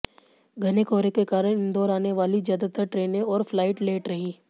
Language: Hindi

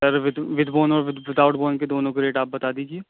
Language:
Urdu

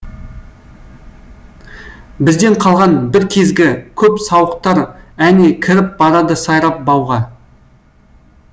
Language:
Kazakh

